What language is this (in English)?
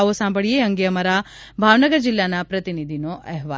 Gujarati